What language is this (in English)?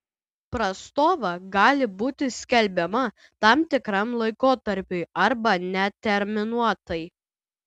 Lithuanian